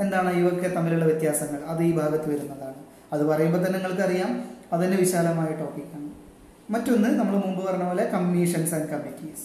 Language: Malayalam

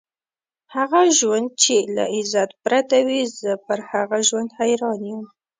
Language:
Pashto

